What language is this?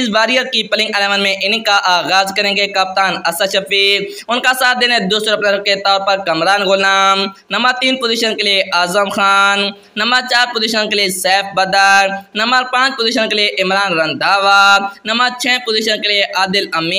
Hindi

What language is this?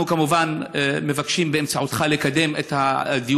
Hebrew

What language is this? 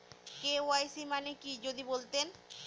Bangla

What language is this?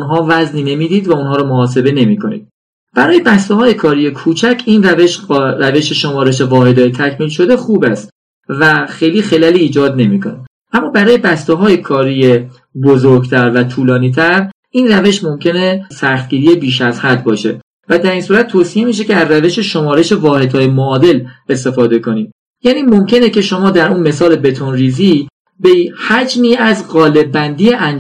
Persian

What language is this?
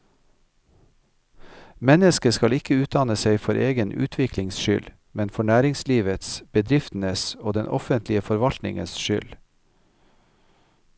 Norwegian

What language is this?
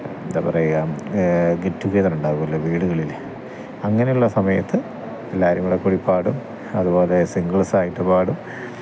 Malayalam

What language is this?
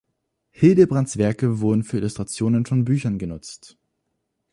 German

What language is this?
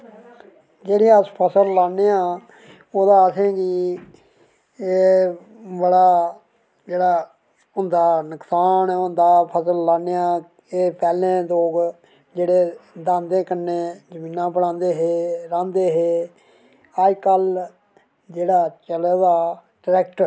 Dogri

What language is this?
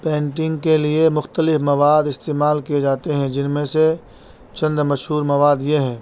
Urdu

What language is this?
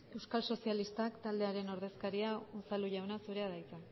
Basque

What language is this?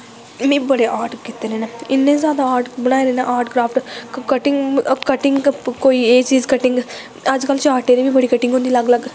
Dogri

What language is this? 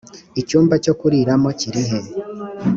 Kinyarwanda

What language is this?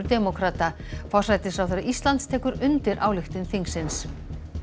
Icelandic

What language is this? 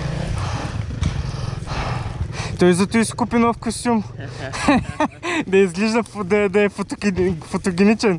Bulgarian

